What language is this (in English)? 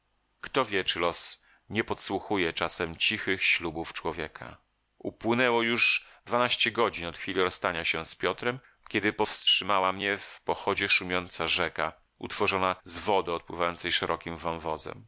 Polish